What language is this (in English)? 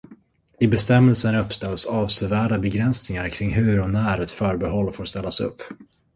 Swedish